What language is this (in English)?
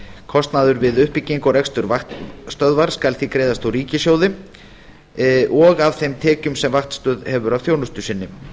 Icelandic